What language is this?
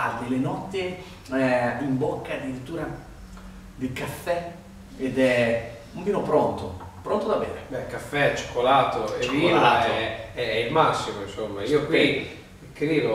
Italian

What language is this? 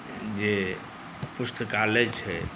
Maithili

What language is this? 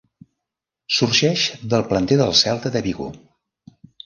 Catalan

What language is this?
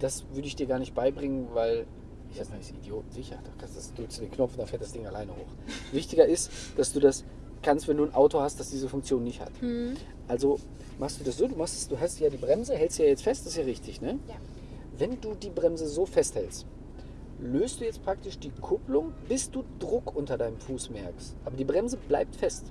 German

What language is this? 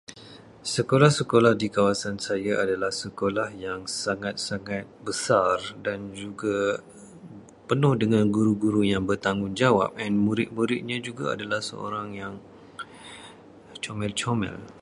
Malay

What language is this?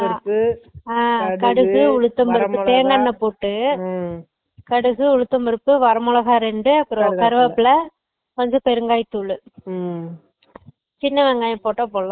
Tamil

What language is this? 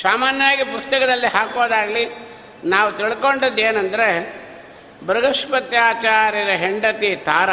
Kannada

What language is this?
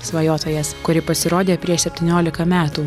Lithuanian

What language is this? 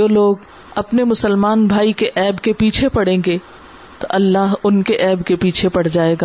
Urdu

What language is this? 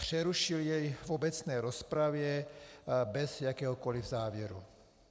Czech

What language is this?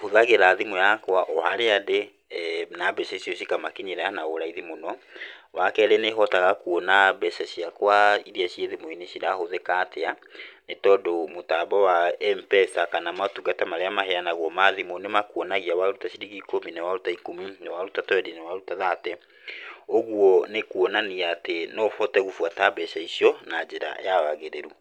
Kikuyu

